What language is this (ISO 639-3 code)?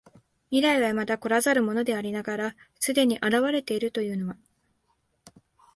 jpn